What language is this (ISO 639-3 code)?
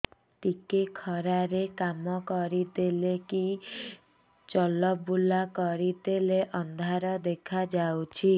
ori